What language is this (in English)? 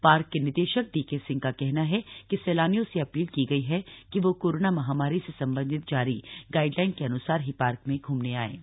Hindi